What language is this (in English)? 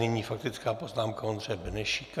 Czech